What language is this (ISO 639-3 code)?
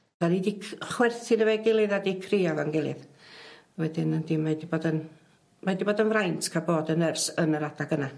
cym